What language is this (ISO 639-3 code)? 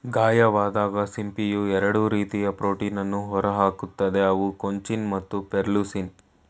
kan